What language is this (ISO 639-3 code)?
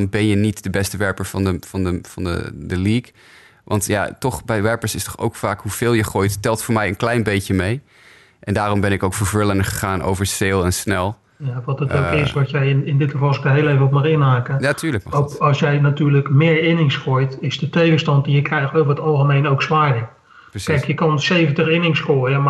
nld